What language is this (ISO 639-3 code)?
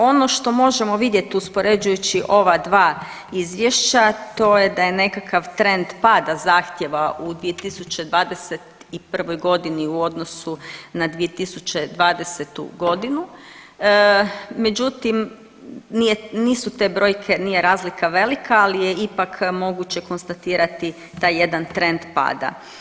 hrv